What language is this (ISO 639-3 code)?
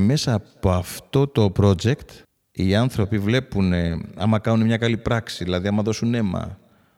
ell